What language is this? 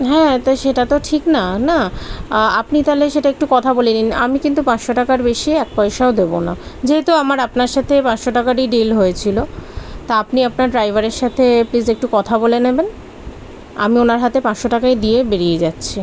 Bangla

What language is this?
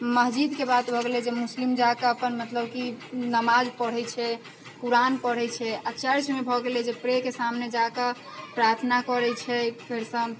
Maithili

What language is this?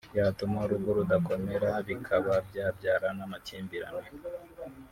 Kinyarwanda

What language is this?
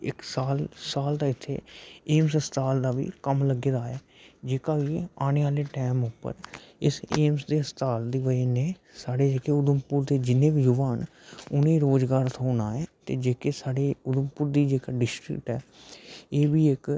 Dogri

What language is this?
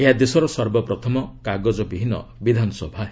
Odia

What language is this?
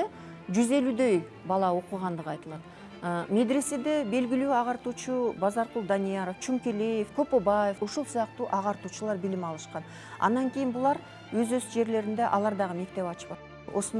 Turkish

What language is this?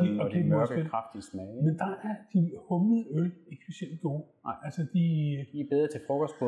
Danish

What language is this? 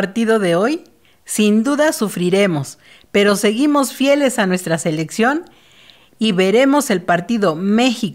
Spanish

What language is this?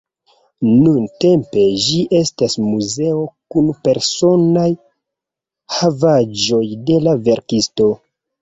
Esperanto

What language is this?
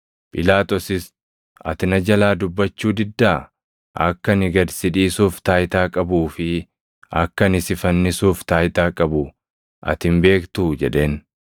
Oromo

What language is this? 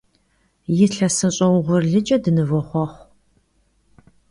Kabardian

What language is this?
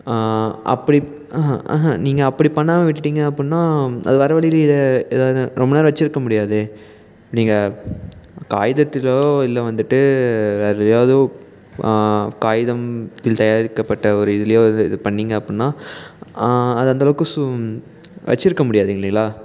Tamil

